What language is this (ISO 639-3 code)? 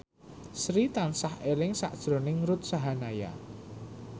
jav